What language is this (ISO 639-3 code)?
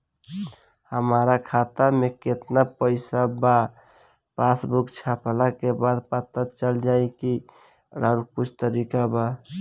bho